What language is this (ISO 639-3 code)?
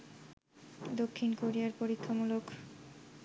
ben